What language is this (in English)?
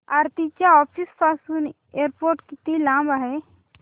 Marathi